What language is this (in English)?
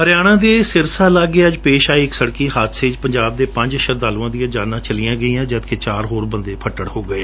Punjabi